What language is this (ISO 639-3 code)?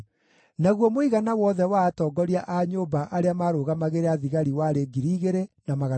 kik